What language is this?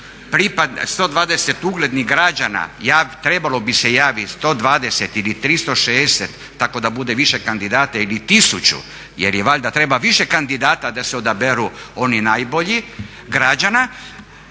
Croatian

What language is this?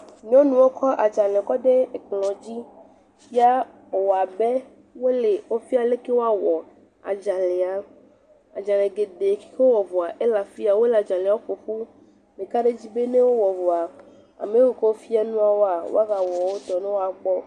Ewe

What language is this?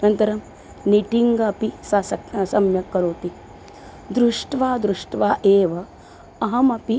Sanskrit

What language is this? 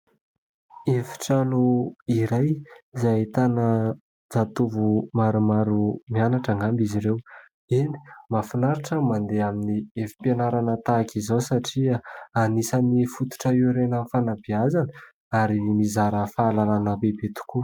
Malagasy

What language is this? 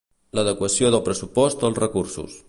Catalan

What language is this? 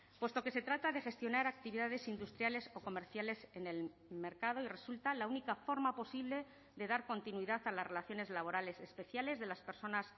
Spanish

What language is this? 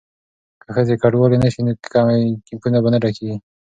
Pashto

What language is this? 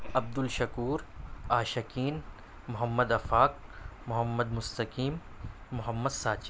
Urdu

